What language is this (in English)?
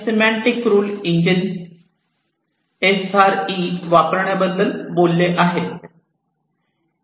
Marathi